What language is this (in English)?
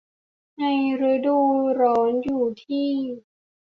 Thai